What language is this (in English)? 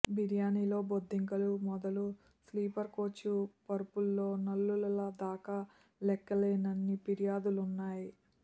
Telugu